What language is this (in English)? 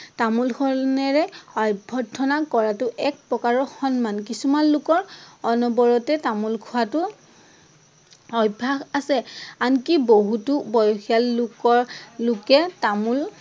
Assamese